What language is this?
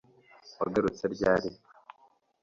Kinyarwanda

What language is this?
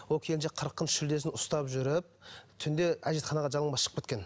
Kazakh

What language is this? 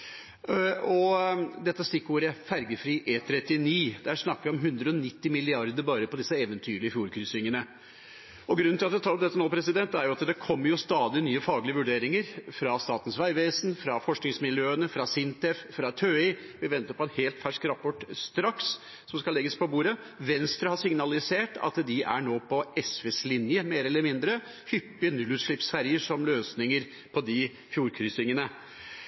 Norwegian Bokmål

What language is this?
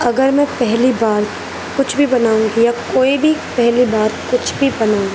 Urdu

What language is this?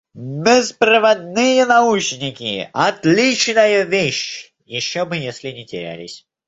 Russian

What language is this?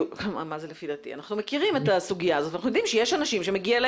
Hebrew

